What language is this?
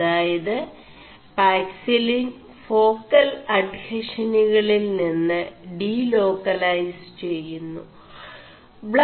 Malayalam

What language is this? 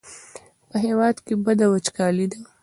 Pashto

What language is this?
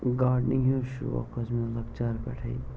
Kashmiri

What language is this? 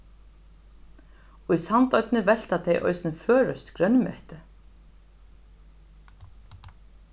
Faroese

